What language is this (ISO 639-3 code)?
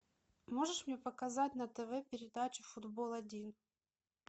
rus